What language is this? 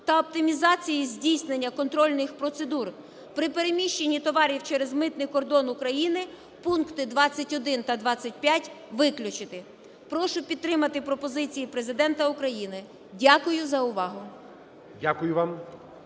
Ukrainian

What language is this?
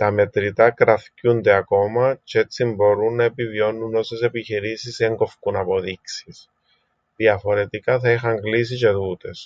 Greek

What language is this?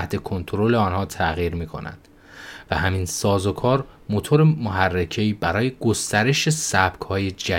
Persian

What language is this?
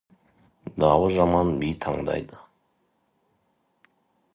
Kazakh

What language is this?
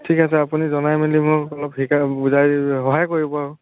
Assamese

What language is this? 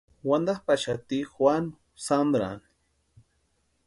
Western Highland Purepecha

